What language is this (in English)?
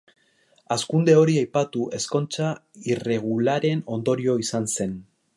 Basque